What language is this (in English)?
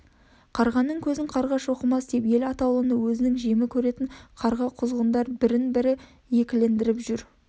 Kazakh